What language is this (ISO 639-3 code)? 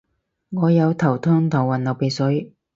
yue